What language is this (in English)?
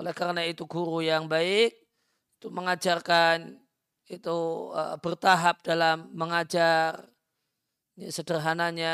Indonesian